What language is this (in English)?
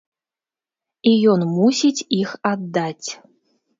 Belarusian